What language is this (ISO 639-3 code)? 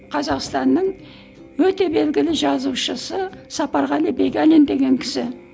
kaz